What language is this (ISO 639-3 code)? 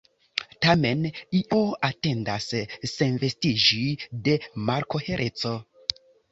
epo